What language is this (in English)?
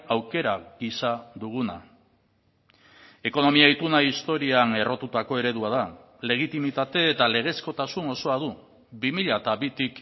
Basque